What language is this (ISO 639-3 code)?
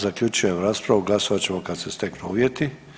hrv